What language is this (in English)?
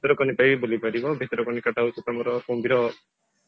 Odia